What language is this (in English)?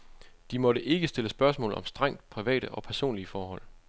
Danish